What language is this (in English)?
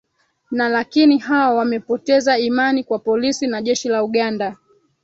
Swahili